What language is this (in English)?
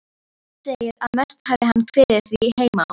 Icelandic